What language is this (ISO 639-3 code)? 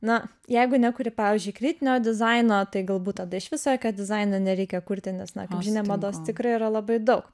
lit